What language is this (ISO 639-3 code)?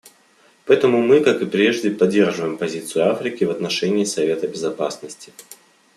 rus